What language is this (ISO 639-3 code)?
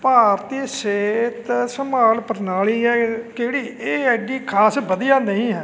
pan